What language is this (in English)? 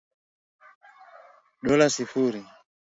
Swahili